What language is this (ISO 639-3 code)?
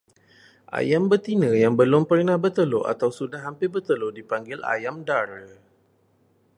msa